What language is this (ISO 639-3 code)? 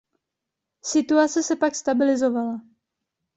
ces